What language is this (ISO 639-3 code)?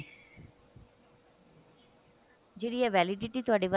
pan